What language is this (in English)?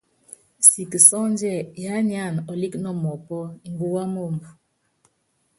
Yangben